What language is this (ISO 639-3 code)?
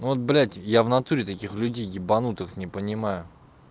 rus